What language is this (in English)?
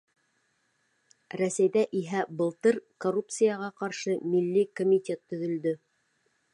Bashkir